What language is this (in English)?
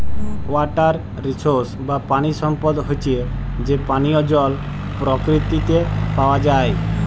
Bangla